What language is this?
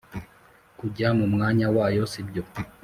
Kinyarwanda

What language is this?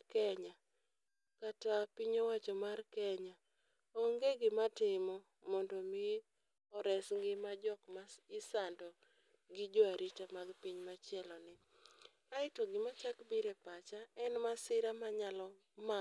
Luo (Kenya and Tanzania)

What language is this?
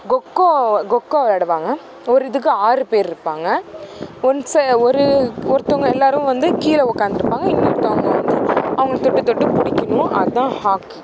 Tamil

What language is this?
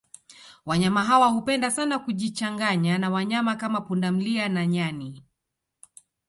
Swahili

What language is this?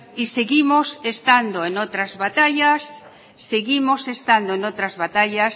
Spanish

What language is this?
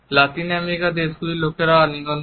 Bangla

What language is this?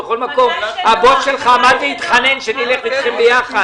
Hebrew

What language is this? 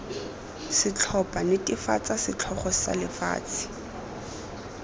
Tswana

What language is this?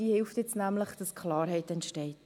Swiss German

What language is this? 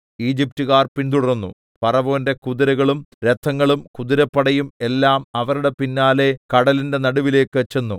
Malayalam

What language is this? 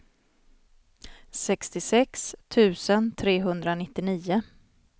Swedish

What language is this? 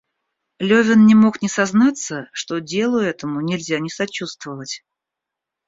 Russian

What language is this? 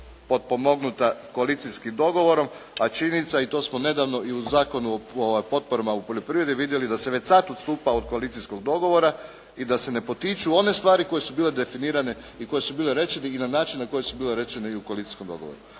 Croatian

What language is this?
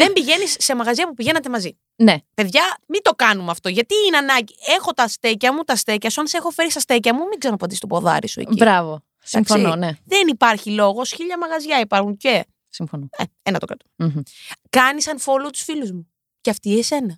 Greek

